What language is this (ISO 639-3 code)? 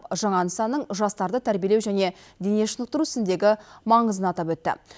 kaz